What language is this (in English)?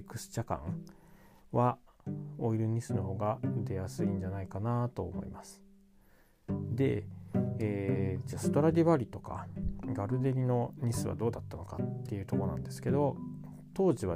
Japanese